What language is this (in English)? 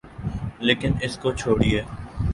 Urdu